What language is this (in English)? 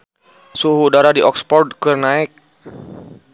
Sundanese